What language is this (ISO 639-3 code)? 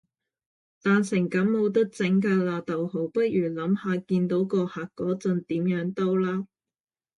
yue